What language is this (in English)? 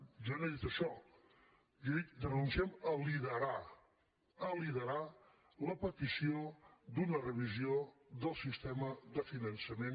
Catalan